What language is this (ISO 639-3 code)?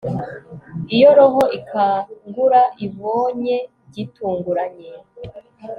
kin